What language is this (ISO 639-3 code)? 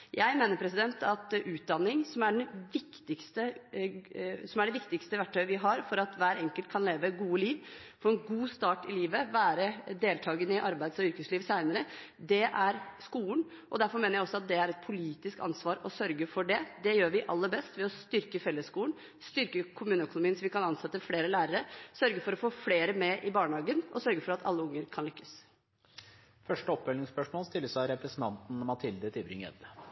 nor